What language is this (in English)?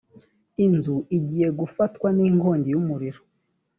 Kinyarwanda